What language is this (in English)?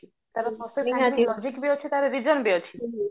Odia